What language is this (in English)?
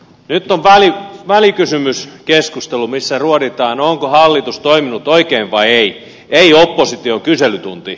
Finnish